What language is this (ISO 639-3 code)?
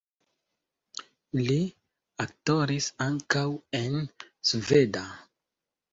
epo